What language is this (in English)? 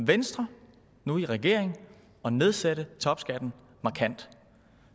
Danish